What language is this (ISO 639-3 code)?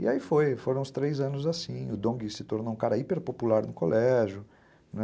por